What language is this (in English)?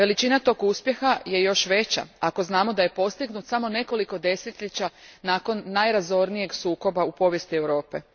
Croatian